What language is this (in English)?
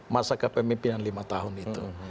Indonesian